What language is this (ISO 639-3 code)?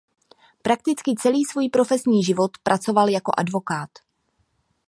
ces